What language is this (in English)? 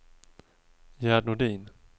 Swedish